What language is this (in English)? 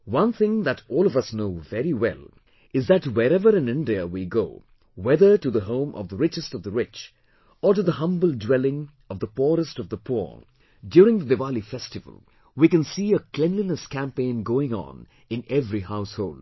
English